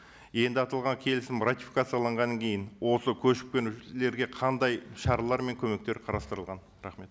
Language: Kazakh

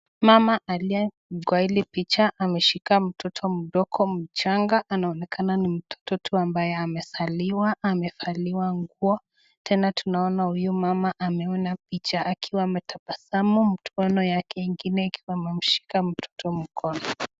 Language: Swahili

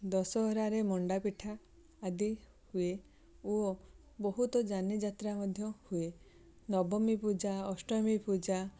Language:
Odia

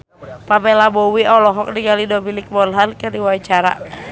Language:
Sundanese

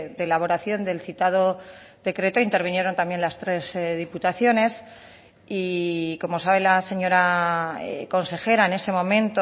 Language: Spanish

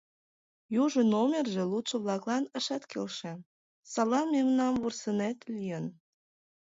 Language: Mari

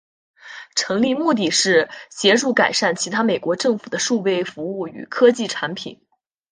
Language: Chinese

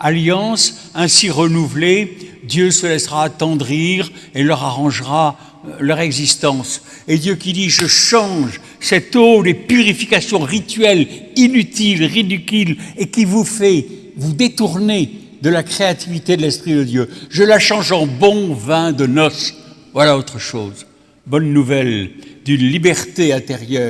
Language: French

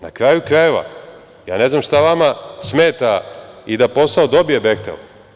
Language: Serbian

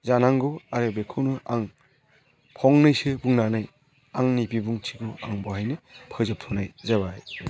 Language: Bodo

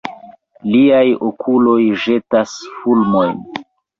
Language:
Esperanto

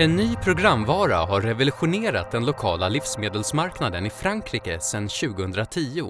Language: Swedish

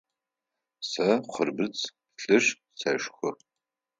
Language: Adyghe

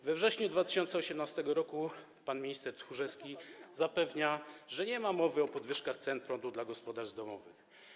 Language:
Polish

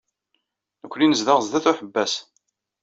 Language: Kabyle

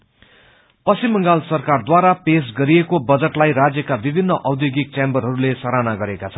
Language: Nepali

